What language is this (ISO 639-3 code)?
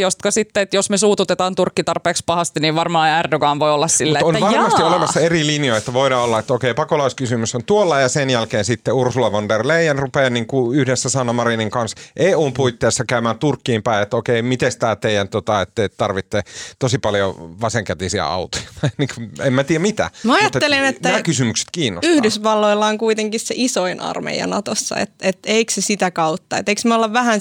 fin